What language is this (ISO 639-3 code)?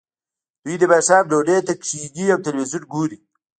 pus